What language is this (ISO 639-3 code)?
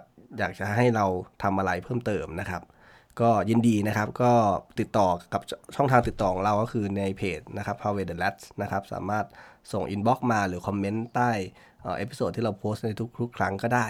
tha